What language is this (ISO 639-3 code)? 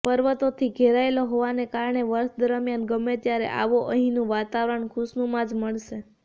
guj